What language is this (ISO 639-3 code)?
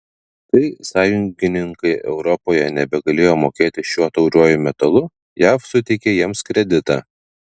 lit